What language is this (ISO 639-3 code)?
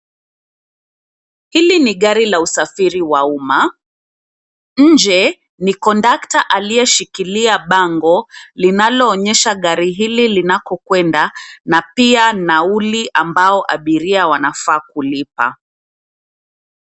swa